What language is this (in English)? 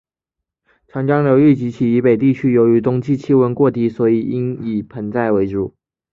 Chinese